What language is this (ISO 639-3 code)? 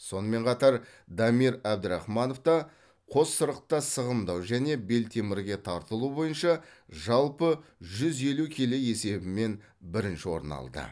kaz